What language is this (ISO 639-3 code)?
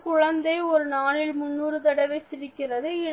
tam